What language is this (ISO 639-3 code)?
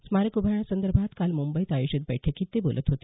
mar